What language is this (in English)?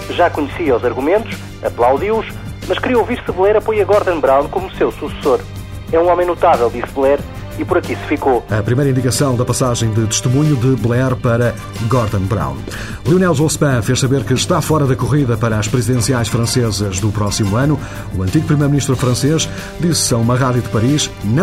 Portuguese